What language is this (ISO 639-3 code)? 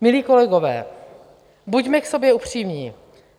ces